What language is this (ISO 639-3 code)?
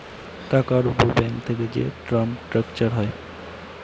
ben